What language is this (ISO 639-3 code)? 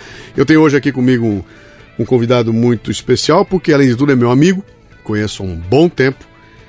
por